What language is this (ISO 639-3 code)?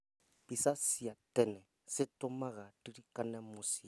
kik